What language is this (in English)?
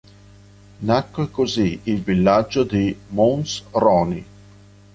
Italian